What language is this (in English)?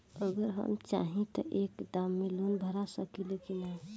Bhojpuri